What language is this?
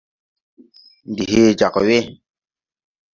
Tupuri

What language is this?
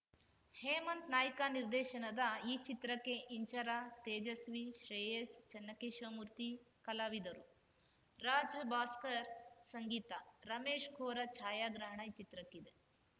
Kannada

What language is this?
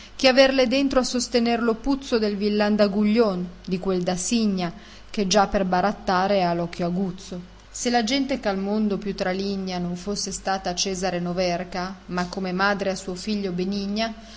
Italian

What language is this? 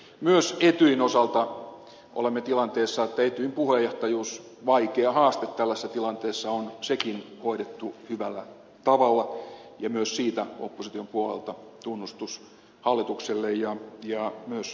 Finnish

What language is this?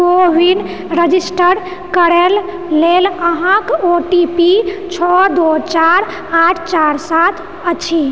Maithili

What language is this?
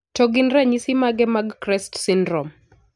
Luo (Kenya and Tanzania)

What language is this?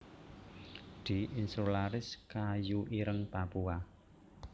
Javanese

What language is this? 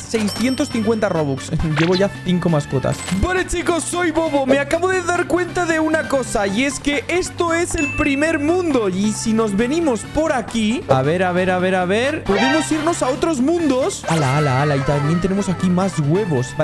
Spanish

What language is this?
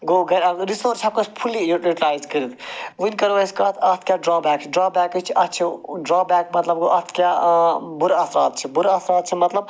Kashmiri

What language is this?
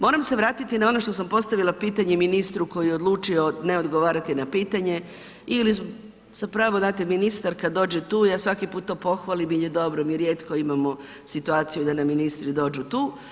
Croatian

